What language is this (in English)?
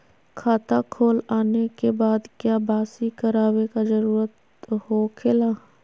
Magahi